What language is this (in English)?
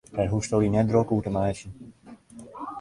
Western Frisian